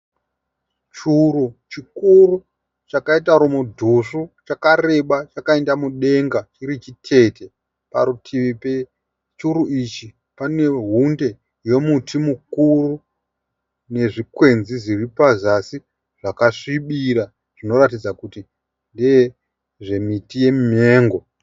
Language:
Shona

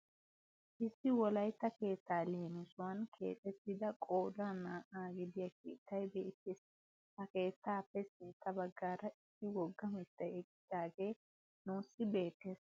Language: Wolaytta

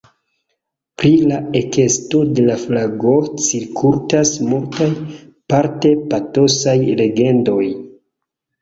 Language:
Esperanto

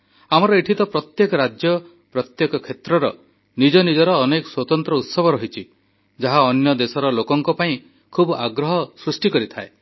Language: Odia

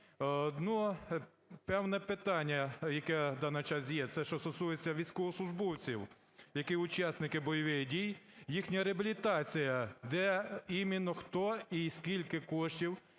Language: Ukrainian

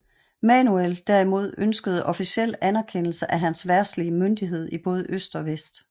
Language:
Danish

